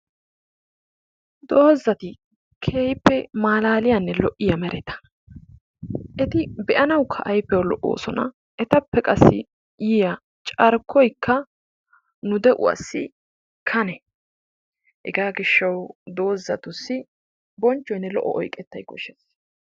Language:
Wolaytta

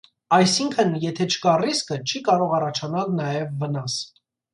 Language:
Armenian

